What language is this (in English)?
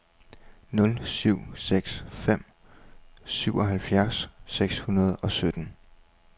Danish